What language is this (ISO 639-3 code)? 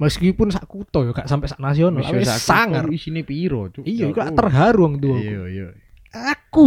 ind